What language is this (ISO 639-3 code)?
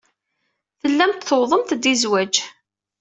kab